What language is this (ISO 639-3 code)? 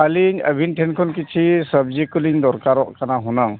sat